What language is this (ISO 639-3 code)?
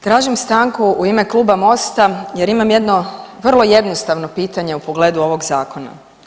hrv